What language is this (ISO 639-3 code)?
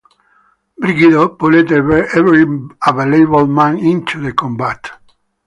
eng